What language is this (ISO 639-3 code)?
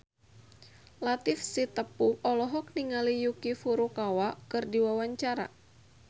sun